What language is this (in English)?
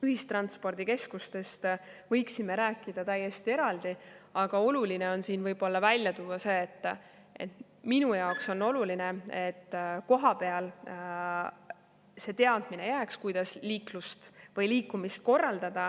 Estonian